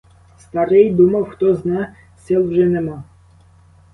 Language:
Ukrainian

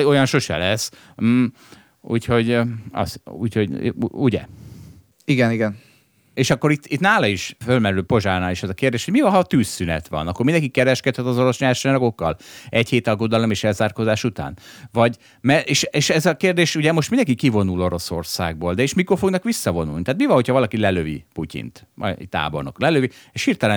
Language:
Hungarian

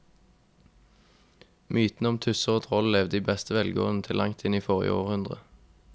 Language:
Norwegian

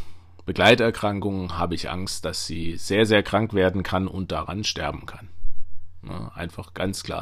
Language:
German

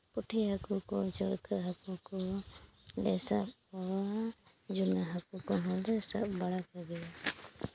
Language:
Santali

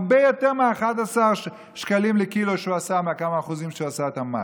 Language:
Hebrew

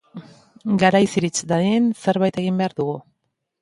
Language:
Basque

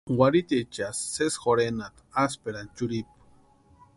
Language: Western Highland Purepecha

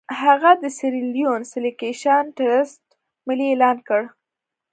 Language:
Pashto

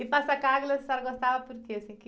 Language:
Portuguese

